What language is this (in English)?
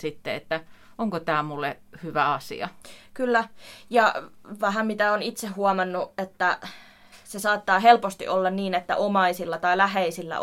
Finnish